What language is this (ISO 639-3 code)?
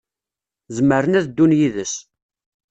kab